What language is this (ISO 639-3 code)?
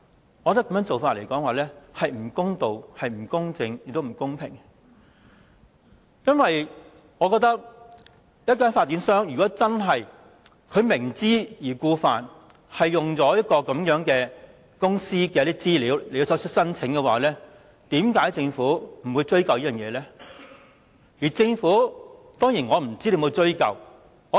yue